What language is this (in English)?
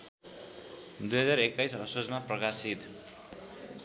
Nepali